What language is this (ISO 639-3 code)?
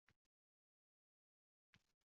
uzb